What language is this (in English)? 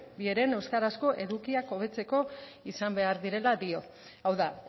Basque